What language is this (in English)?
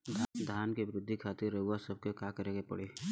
Bhojpuri